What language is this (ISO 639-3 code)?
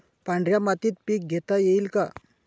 mar